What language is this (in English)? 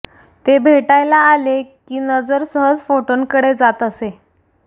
Marathi